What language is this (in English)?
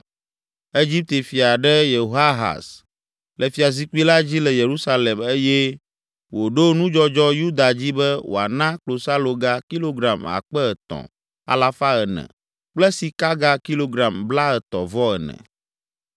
Ewe